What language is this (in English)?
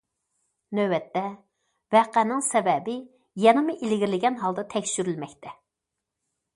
Uyghur